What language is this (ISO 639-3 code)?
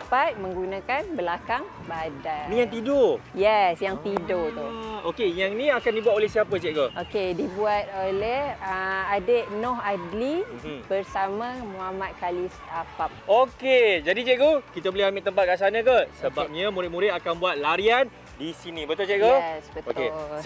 msa